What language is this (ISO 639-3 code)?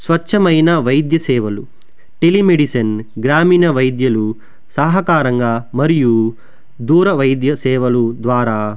tel